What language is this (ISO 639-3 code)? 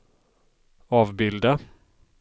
swe